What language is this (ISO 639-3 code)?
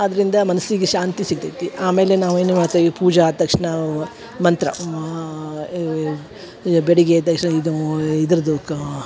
kan